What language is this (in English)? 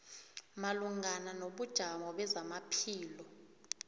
South Ndebele